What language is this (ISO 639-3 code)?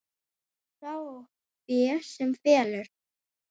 isl